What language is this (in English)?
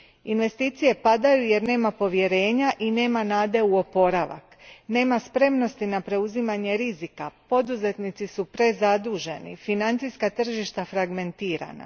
Croatian